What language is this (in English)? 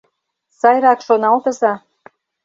Mari